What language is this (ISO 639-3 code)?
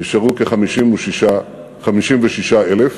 heb